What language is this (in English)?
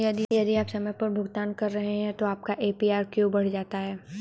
Hindi